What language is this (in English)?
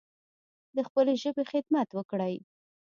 Pashto